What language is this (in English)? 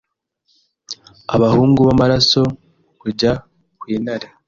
Kinyarwanda